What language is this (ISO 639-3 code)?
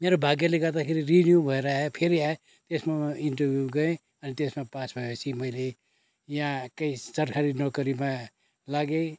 nep